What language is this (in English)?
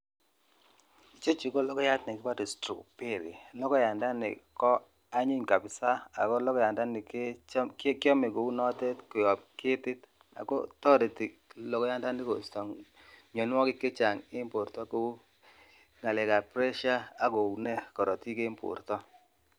Kalenjin